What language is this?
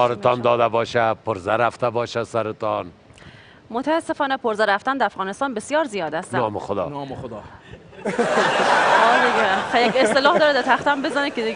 Persian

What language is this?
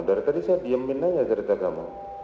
Indonesian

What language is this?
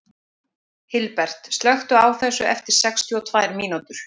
Icelandic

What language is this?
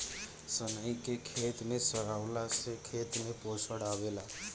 Bhojpuri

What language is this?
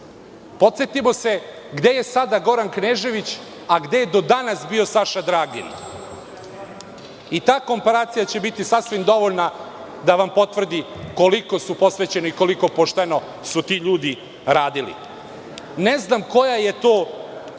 Serbian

